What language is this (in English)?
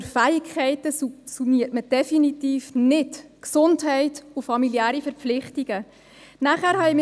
Swiss German